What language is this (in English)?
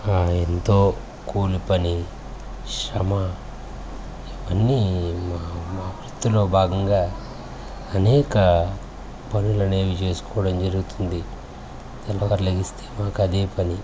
Telugu